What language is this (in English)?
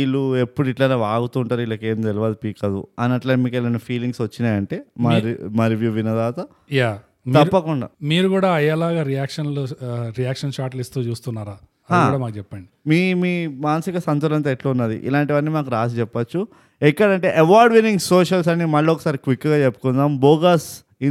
Telugu